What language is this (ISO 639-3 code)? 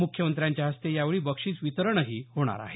mar